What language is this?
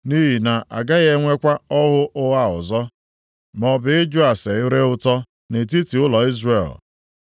Igbo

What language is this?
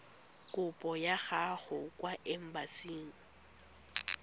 Tswana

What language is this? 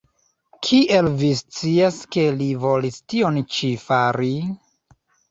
Esperanto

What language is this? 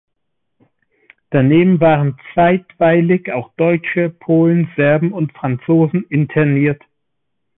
German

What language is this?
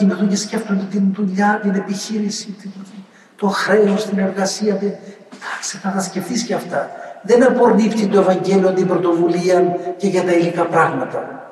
Greek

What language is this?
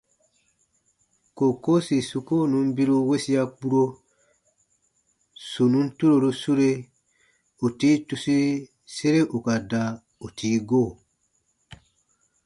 Baatonum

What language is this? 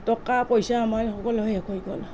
Assamese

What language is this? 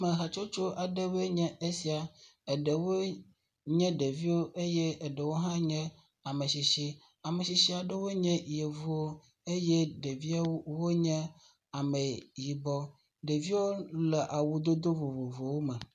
Ewe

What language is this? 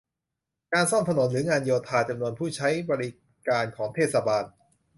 Thai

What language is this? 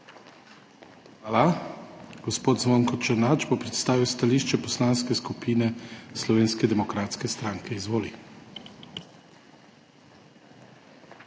Slovenian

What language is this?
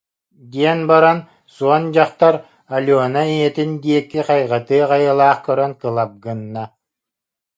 Yakut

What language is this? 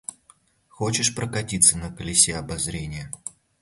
Russian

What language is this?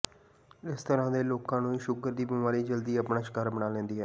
Punjabi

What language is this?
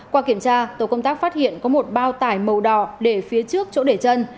Vietnamese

